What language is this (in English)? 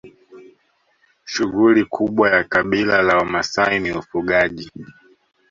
Swahili